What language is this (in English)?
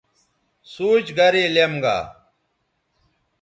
Bateri